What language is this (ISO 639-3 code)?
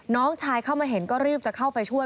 tha